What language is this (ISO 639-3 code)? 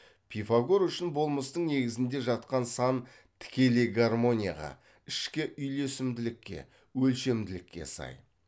kaz